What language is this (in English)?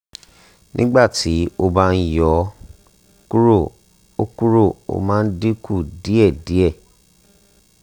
Yoruba